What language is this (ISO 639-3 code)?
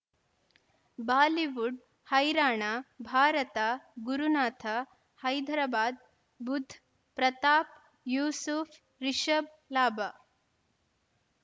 kan